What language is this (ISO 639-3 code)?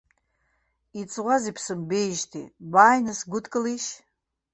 abk